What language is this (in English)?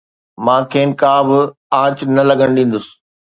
Sindhi